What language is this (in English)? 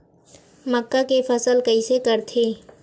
Chhattisgarhi